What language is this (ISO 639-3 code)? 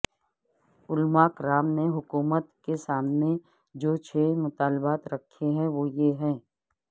urd